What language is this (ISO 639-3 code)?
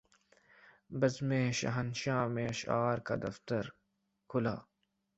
urd